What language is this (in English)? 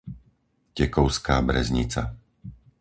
Slovak